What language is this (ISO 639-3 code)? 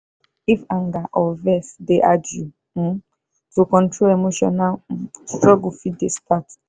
pcm